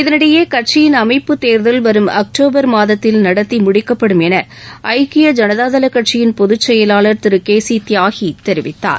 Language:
Tamil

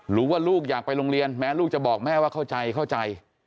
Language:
Thai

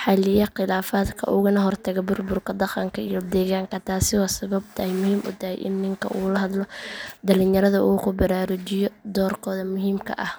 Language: Somali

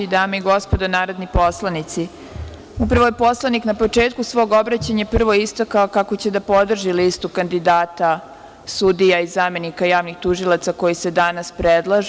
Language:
Serbian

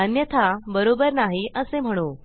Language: Marathi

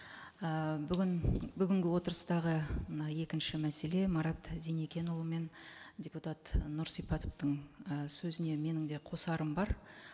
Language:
Kazakh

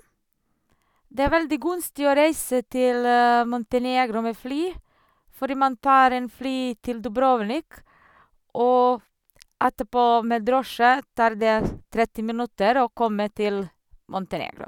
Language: Norwegian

